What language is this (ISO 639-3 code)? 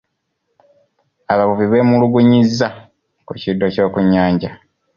lug